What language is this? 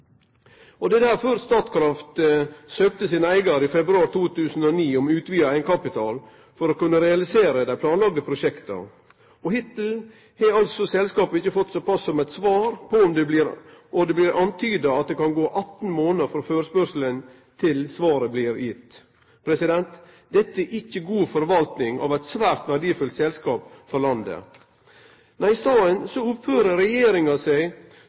Norwegian Nynorsk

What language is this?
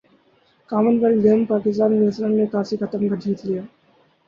Urdu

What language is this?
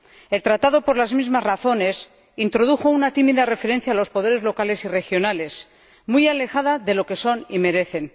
Spanish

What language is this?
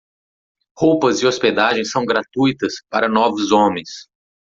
Portuguese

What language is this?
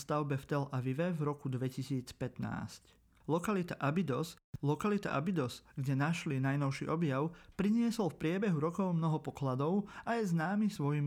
Slovak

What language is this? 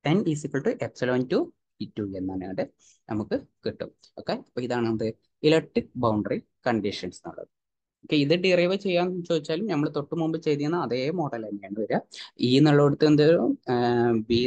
Malayalam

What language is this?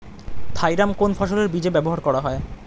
Bangla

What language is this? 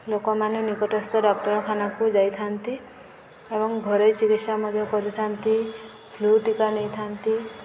Odia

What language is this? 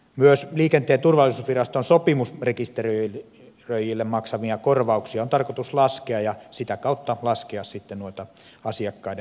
Finnish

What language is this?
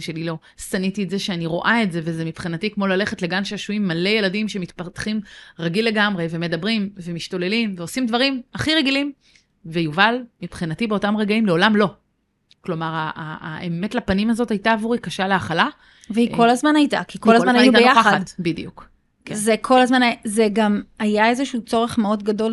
Hebrew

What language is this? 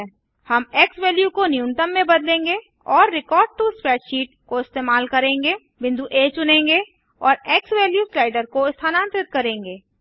Hindi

